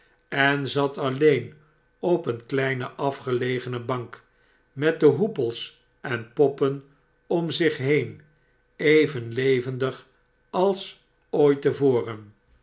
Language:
Dutch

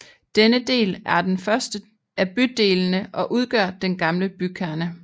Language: Danish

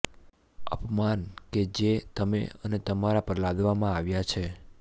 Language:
Gujarati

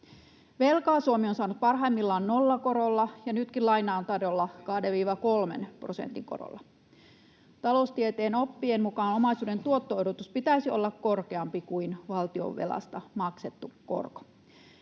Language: Finnish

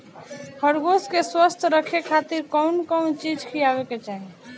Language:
Bhojpuri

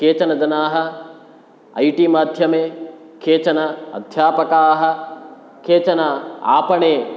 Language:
Sanskrit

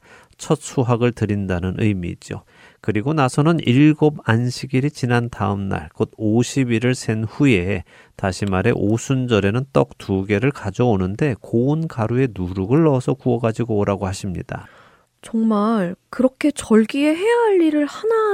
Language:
Korean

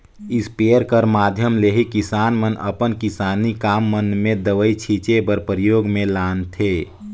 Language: Chhattisgarhi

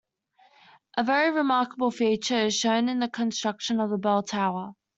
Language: English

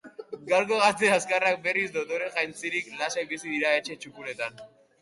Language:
Basque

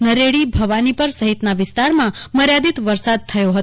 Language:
Gujarati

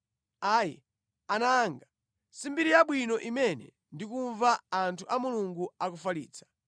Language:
Nyanja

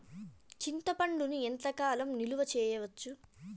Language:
Telugu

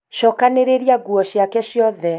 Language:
Kikuyu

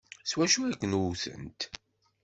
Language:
Kabyle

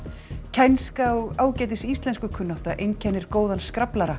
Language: Icelandic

